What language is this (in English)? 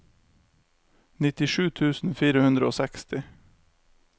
Norwegian